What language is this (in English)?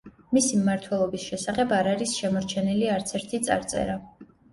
Georgian